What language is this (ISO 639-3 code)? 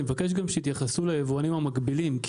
heb